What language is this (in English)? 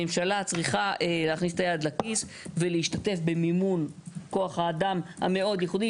Hebrew